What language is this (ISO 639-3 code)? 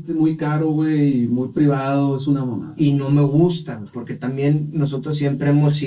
spa